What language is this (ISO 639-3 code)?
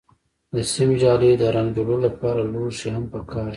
pus